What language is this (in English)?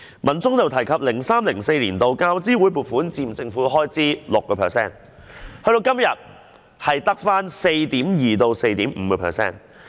Cantonese